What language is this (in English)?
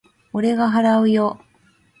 Japanese